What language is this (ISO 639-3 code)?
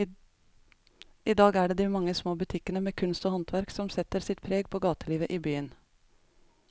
nor